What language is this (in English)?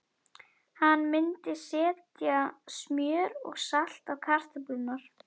Icelandic